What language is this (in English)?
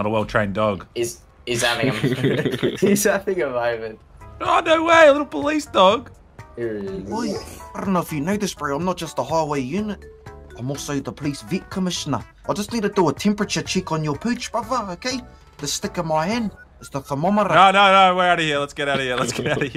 English